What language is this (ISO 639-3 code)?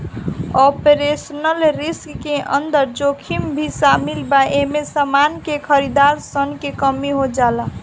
bho